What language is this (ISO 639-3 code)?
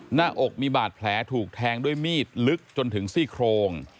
tha